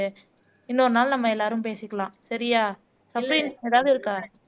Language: Tamil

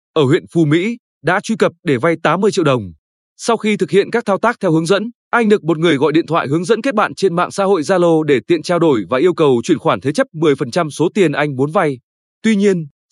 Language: Vietnamese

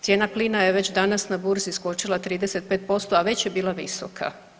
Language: Croatian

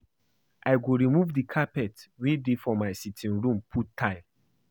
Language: Nigerian Pidgin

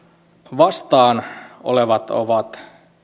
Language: Finnish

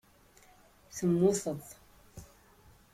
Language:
Kabyle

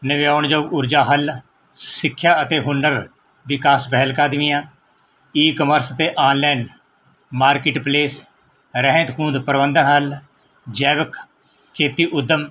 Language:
Punjabi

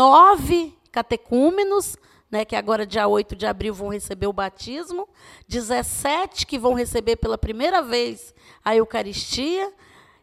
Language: Portuguese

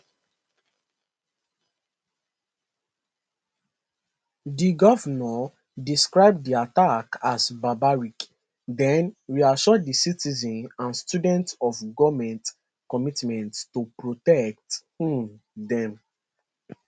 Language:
Nigerian Pidgin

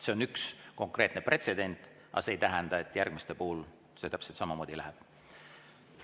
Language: Estonian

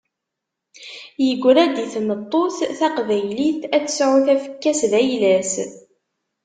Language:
Kabyle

